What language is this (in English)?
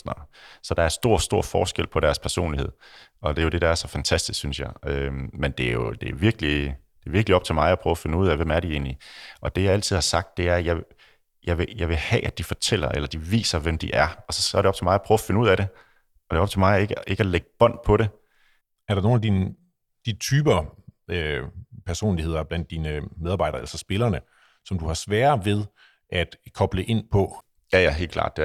Danish